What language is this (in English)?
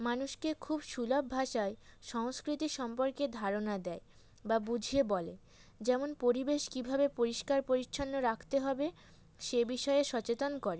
Bangla